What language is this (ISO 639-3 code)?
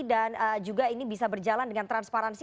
ind